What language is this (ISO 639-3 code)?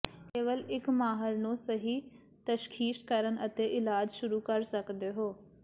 pan